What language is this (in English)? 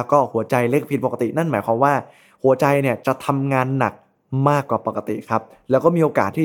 Thai